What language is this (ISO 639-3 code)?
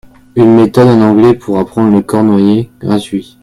fra